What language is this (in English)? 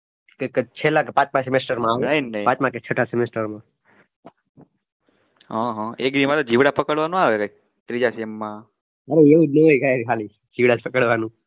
Gujarati